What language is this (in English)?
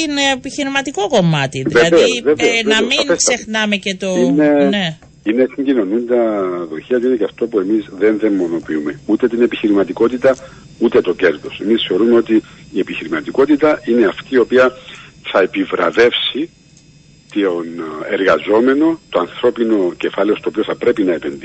Greek